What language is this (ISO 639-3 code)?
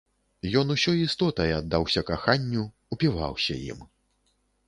bel